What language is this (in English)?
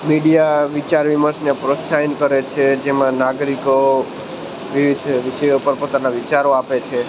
Gujarati